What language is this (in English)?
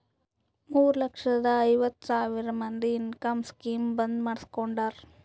Kannada